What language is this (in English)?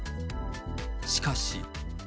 Japanese